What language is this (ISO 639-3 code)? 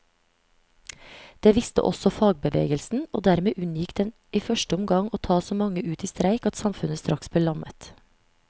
nor